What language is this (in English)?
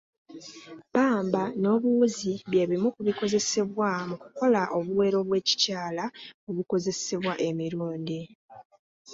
Ganda